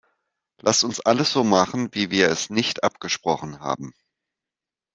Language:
German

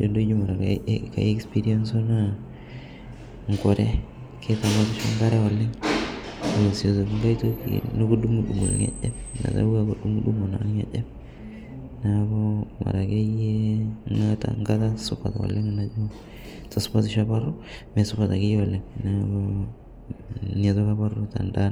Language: Masai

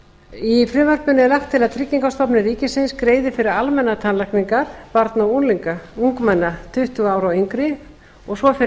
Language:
Icelandic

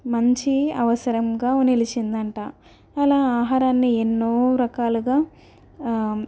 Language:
Telugu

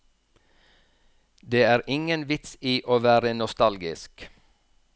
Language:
Norwegian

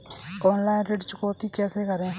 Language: Hindi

